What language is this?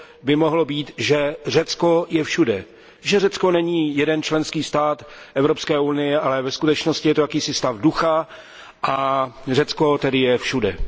Czech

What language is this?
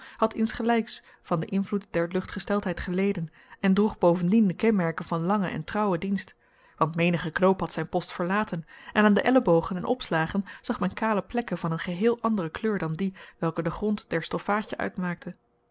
Dutch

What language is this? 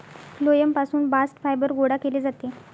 Marathi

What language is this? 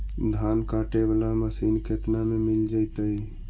Magahi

